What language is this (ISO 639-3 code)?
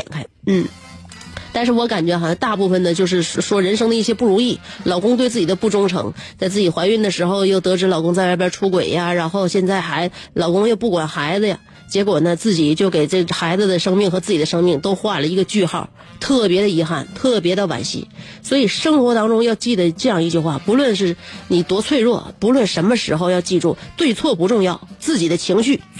zho